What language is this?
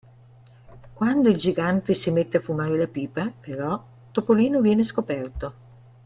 Italian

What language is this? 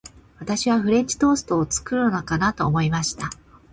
Japanese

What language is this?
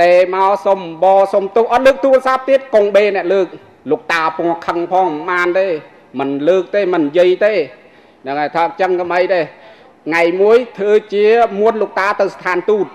Thai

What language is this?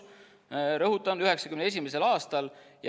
Estonian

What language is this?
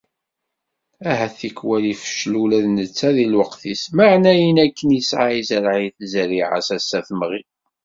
Kabyle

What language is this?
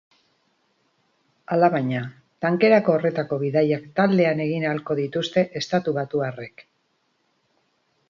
Basque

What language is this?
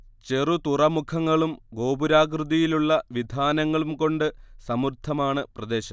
Malayalam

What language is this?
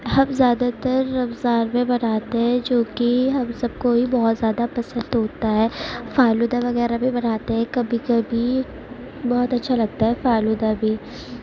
Urdu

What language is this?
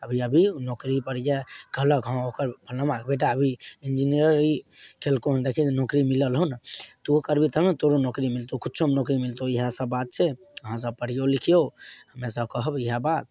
Maithili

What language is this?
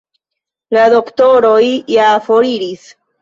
Esperanto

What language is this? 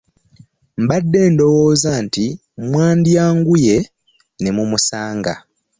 Ganda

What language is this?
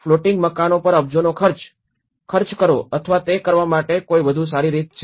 Gujarati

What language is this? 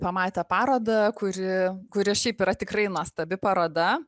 Lithuanian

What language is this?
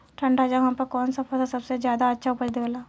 Bhojpuri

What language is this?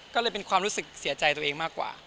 Thai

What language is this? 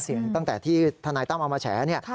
Thai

